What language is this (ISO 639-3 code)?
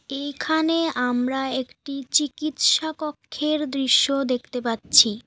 ben